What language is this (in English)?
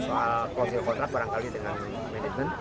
Indonesian